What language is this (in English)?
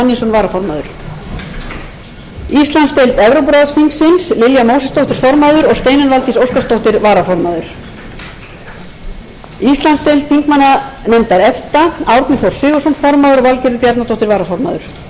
Icelandic